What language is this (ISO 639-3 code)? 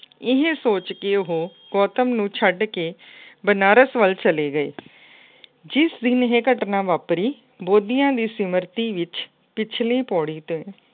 pan